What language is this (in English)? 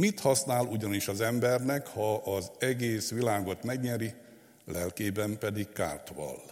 Hungarian